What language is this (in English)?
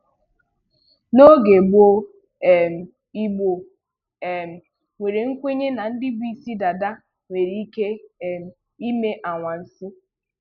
Igbo